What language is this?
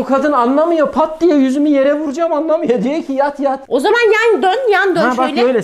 Turkish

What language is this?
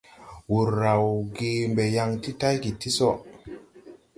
Tupuri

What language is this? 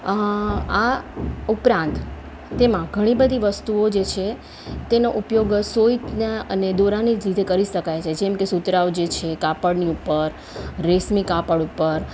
Gujarati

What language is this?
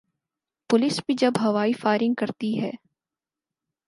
Urdu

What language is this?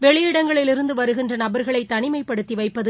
Tamil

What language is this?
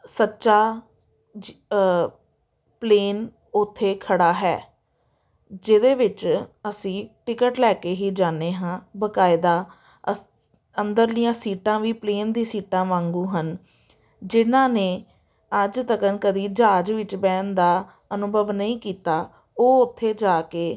Punjabi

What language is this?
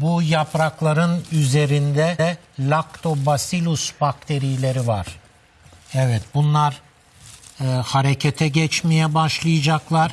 Turkish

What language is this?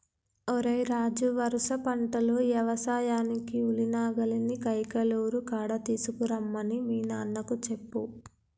Telugu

